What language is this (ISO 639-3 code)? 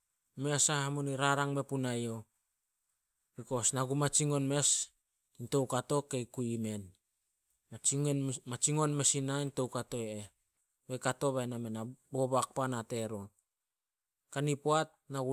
sol